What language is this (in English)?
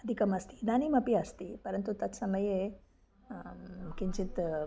Sanskrit